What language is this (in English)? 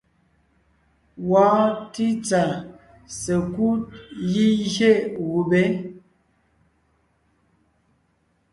Ngiemboon